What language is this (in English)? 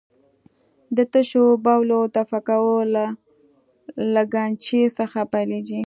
Pashto